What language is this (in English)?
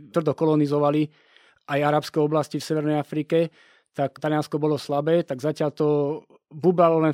Slovak